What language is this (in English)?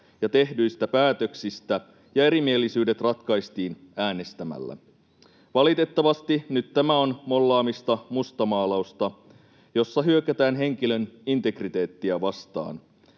Finnish